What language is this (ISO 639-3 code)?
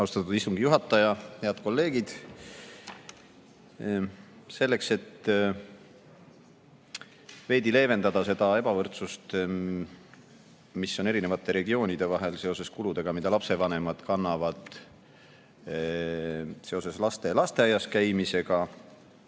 est